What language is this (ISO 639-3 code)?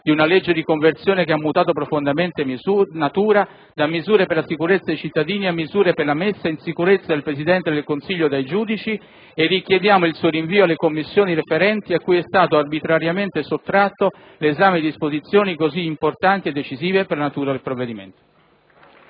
ita